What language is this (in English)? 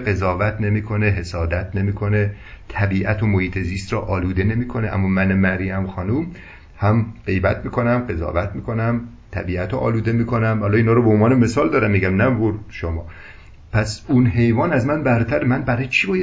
Persian